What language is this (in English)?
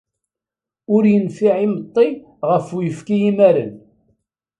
Kabyle